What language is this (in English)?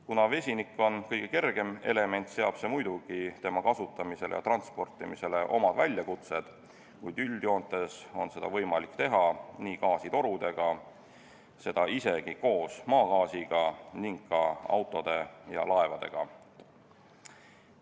Estonian